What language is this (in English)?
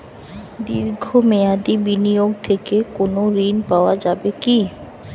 Bangla